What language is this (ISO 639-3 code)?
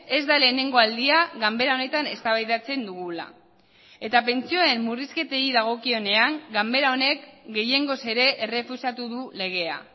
eus